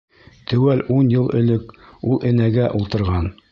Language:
Bashkir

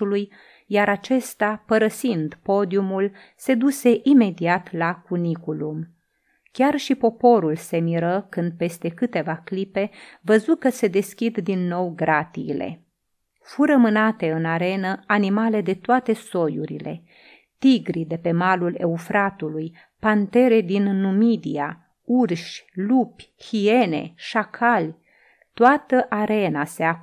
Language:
Romanian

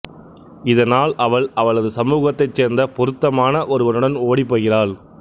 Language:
Tamil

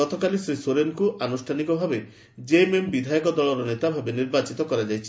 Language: Odia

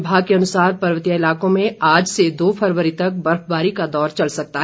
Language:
Hindi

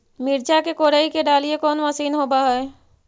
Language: Magahi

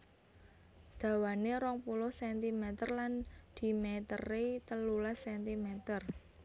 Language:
Javanese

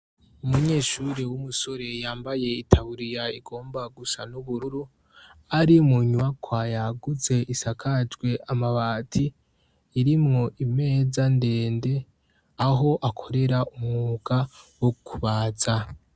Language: Rundi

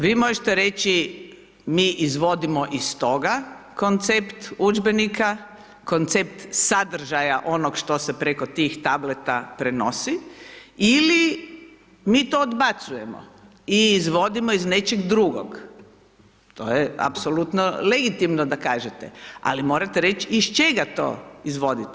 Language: Croatian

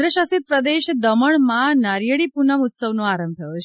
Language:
Gujarati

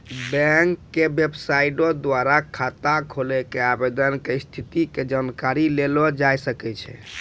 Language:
Maithili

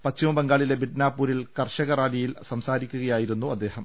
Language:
Malayalam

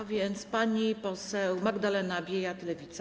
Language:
Polish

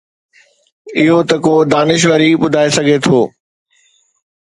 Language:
Sindhi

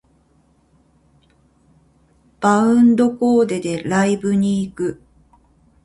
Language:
Japanese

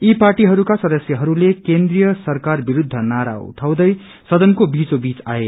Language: Nepali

